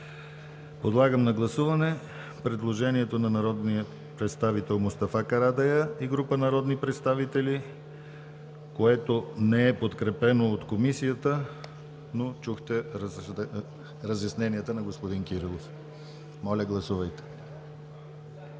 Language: Bulgarian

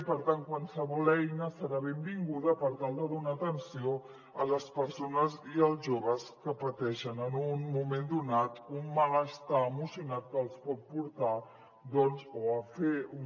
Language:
Catalan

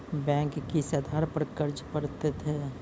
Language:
Maithili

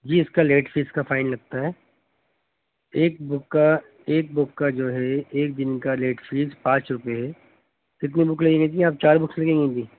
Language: Urdu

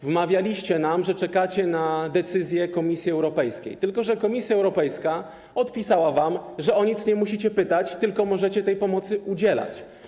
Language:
Polish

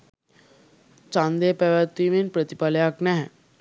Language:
Sinhala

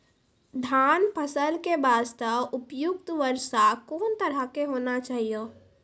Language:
Maithili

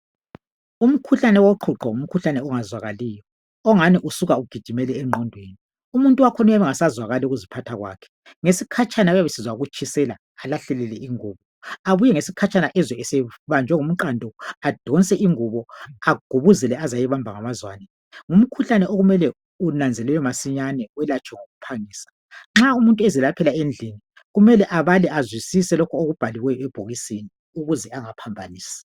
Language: North Ndebele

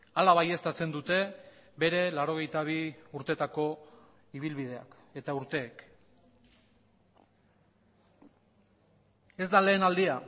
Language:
Basque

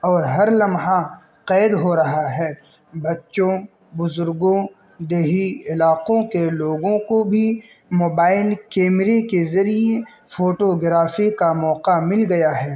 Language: Urdu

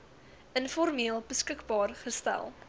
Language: Afrikaans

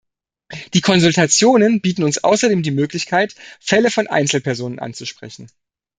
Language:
German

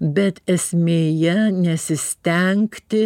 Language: Lithuanian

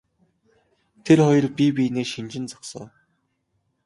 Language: Mongolian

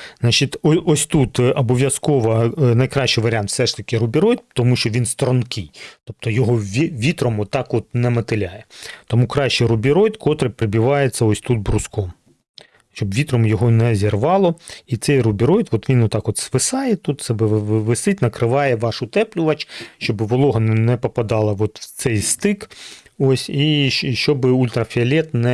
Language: Ukrainian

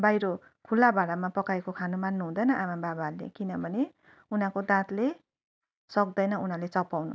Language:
Nepali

